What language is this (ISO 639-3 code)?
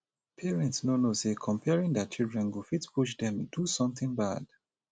pcm